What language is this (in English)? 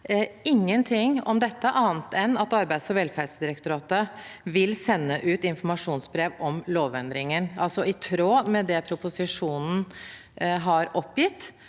Norwegian